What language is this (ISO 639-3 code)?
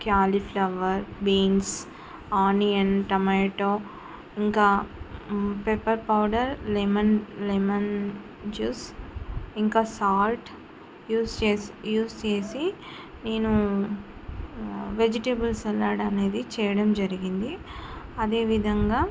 tel